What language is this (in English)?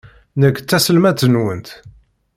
Kabyle